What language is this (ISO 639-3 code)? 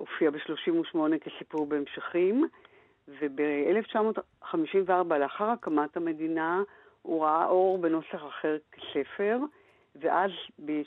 heb